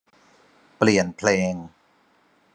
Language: Thai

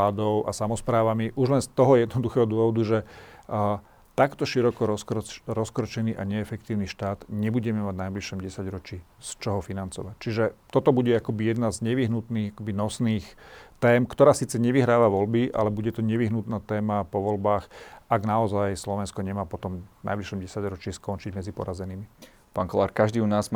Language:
Slovak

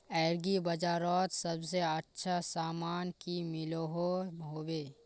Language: Magahi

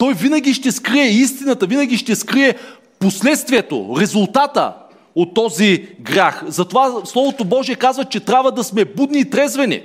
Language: Bulgarian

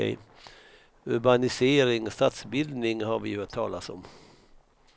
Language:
Swedish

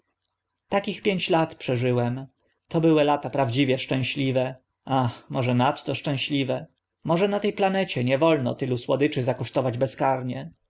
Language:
Polish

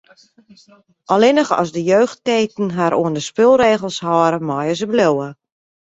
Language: Western Frisian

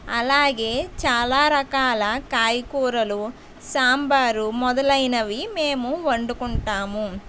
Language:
Telugu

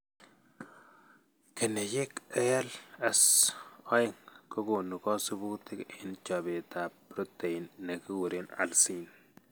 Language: Kalenjin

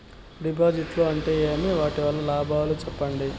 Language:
Telugu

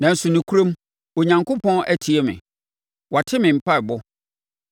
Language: Akan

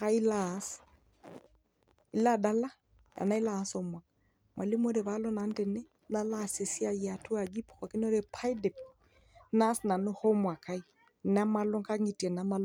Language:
Masai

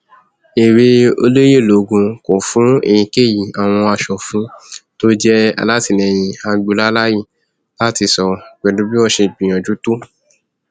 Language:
Yoruba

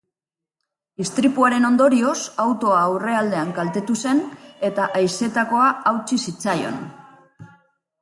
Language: Basque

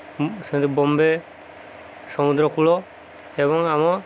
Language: Odia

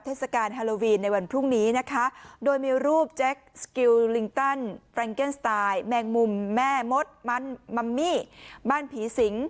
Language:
Thai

